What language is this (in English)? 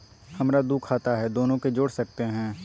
Magahi